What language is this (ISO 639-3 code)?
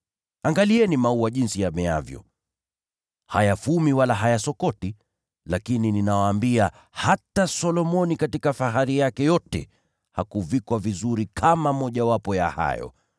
swa